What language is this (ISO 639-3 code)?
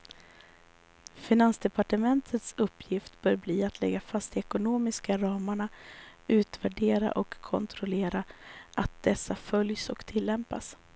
swe